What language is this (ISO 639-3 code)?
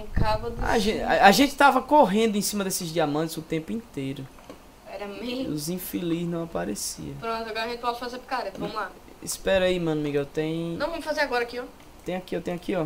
por